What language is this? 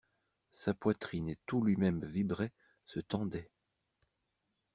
French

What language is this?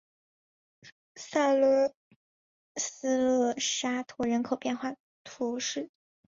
Chinese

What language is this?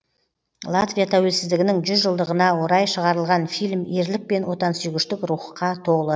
Kazakh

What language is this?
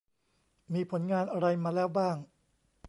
Thai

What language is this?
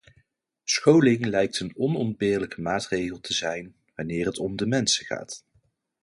Dutch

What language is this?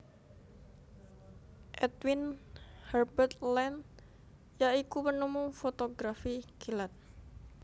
Javanese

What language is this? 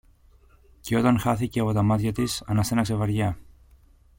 Greek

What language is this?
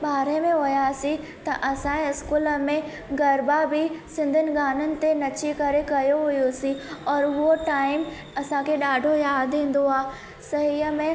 Sindhi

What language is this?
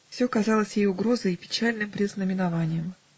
Russian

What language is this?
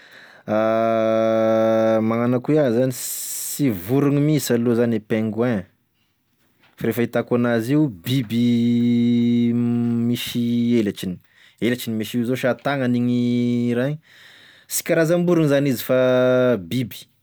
Tesaka Malagasy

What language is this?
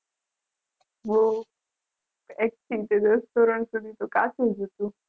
Gujarati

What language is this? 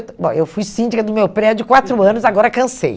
Portuguese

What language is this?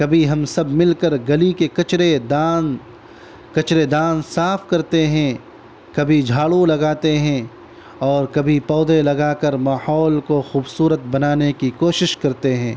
Urdu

